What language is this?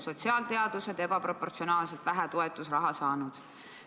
Estonian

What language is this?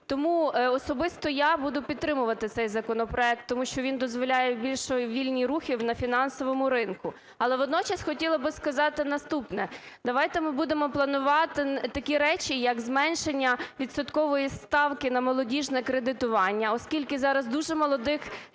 Ukrainian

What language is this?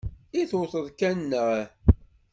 Kabyle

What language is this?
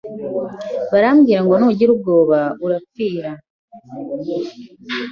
Kinyarwanda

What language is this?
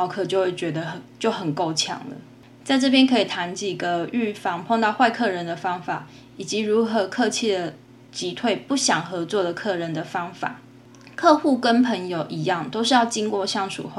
Chinese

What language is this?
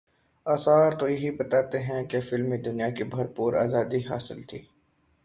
Urdu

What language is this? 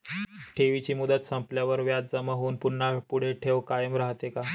Marathi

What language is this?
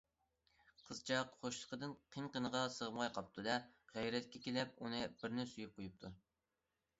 Uyghur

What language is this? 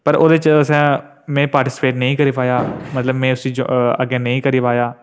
Dogri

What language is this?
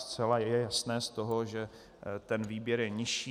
Czech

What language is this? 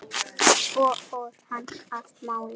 Icelandic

